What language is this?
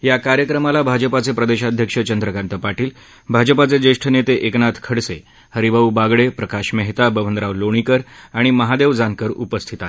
Marathi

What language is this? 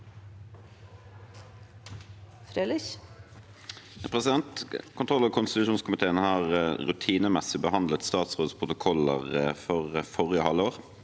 Norwegian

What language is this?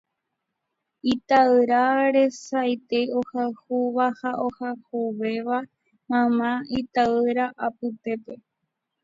Guarani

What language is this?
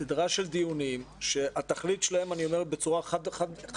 Hebrew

